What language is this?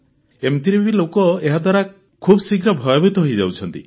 Odia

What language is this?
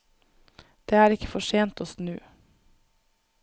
Norwegian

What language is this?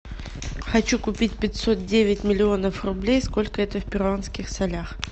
Russian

